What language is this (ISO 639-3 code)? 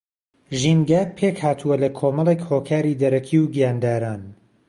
ckb